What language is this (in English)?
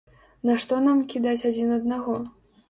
Belarusian